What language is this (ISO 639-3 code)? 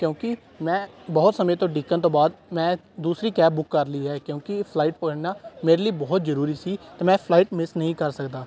pan